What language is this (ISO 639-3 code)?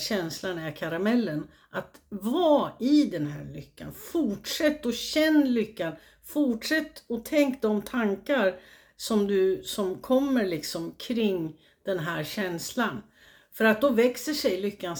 swe